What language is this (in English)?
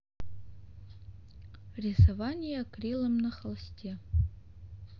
Russian